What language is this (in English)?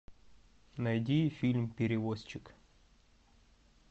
Russian